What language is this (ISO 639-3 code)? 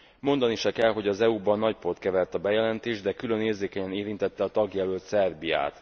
hun